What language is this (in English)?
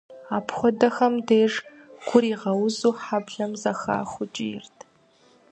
Kabardian